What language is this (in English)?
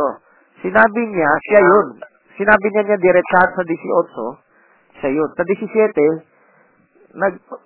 Filipino